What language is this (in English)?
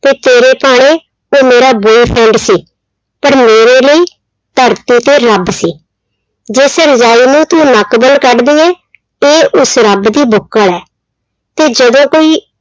Punjabi